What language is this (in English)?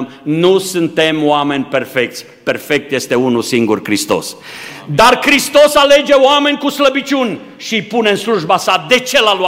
Romanian